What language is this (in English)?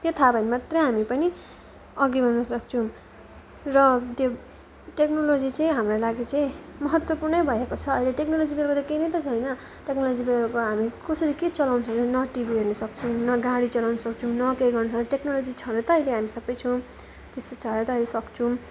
Nepali